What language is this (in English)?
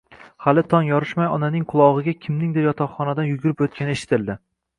Uzbek